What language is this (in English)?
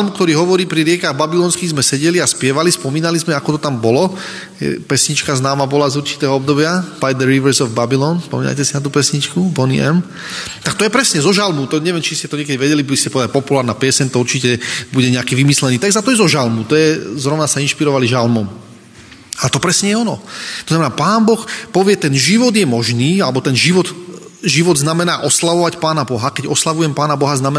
Slovak